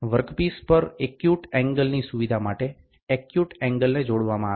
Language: Gujarati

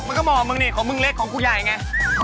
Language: Thai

